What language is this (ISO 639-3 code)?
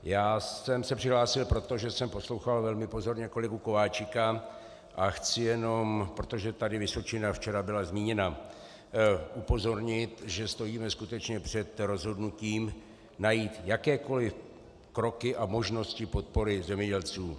ces